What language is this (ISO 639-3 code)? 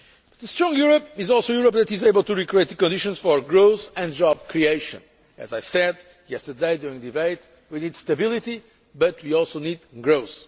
eng